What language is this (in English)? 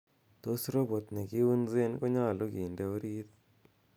Kalenjin